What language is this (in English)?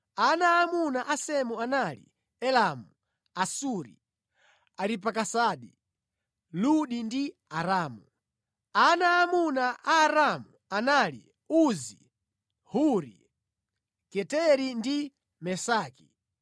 Nyanja